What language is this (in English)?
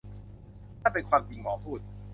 Thai